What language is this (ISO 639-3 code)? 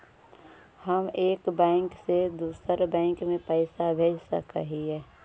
mag